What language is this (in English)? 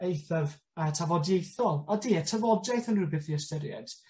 Welsh